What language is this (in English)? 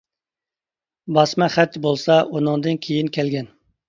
Uyghur